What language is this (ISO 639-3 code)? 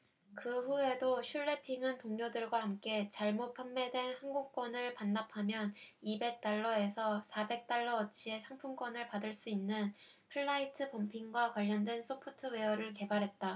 kor